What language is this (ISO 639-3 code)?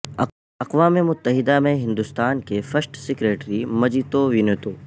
urd